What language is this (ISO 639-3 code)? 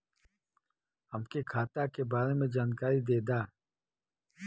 bho